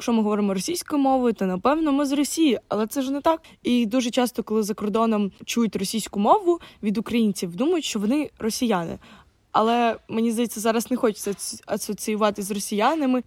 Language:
Ukrainian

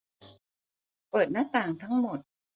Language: Thai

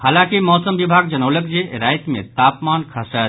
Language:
Maithili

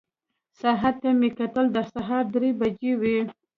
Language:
Pashto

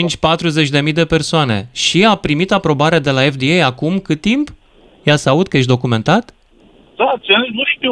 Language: Romanian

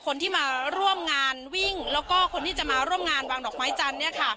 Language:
Thai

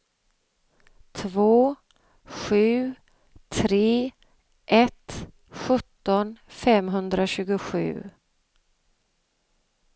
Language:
Swedish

